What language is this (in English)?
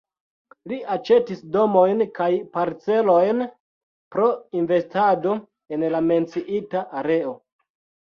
Esperanto